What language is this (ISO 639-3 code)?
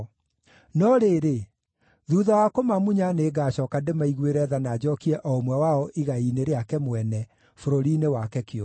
kik